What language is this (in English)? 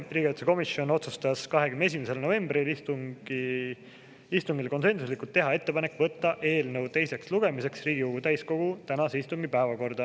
Estonian